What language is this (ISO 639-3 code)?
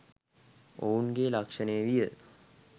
sin